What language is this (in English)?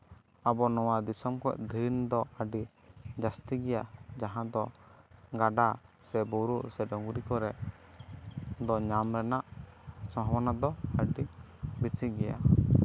Santali